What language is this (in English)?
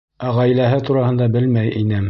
Bashkir